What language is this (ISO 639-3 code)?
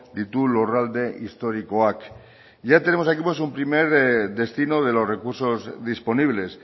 spa